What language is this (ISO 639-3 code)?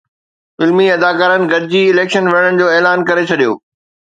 snd